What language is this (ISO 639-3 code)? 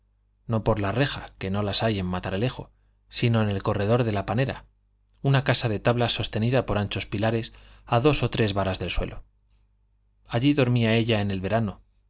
spa